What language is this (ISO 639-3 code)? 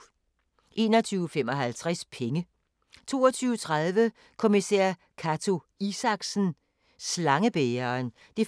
dan